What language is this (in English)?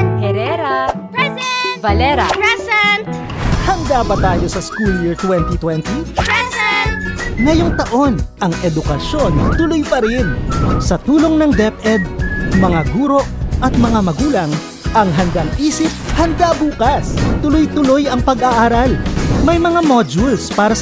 Filipino